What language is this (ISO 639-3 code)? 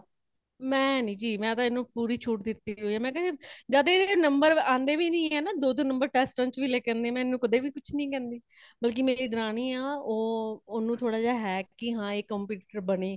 pan